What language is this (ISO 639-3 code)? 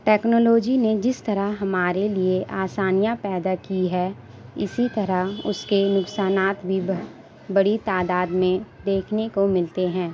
urd